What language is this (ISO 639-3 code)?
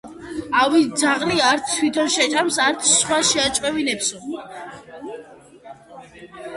kat